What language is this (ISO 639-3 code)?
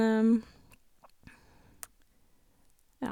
nor